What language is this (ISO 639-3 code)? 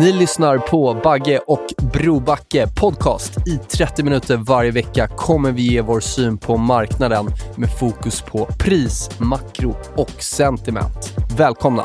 swe